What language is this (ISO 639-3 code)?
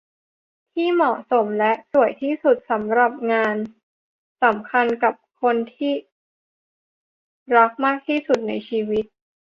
tha